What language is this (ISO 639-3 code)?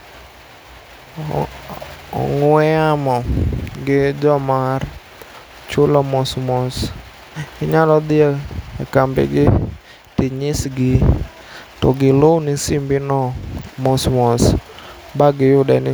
luo